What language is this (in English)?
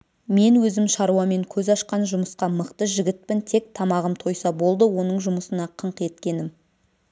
Kazakh